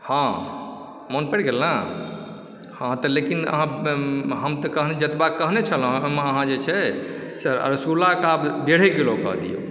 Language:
Maithili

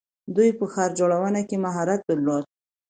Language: Pashto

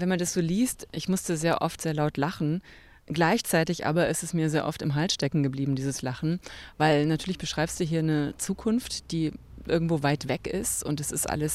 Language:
German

